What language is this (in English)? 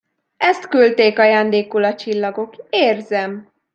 Hungarian